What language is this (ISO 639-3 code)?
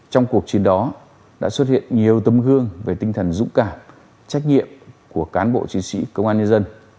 vie